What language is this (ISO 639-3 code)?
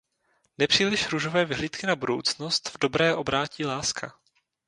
ces